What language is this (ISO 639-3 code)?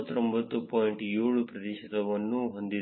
kan